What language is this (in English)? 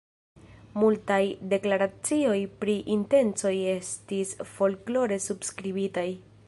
Esperanto